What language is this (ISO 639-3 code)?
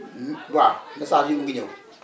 wol